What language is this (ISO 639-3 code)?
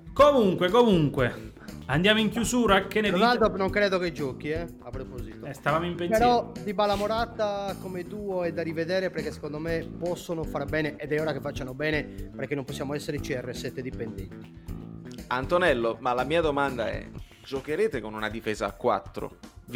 ita